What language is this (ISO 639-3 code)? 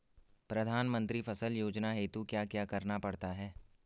hin